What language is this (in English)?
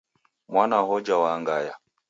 Taita